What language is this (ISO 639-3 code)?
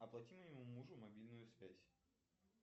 rus